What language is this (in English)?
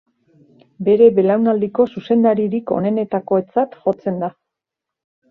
Basque